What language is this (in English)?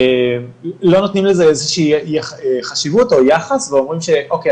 Hebrew